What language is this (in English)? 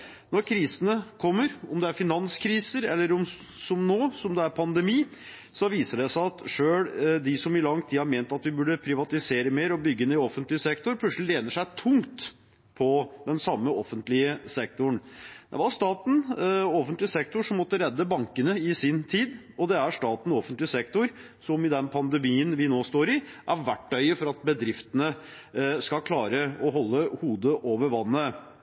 Norwegian Bokmål